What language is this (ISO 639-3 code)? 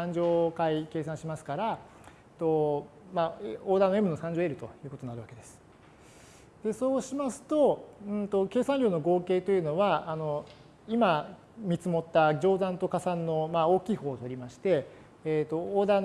jpn